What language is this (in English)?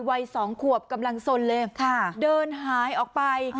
Thai